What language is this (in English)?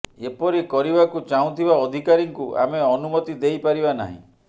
Odia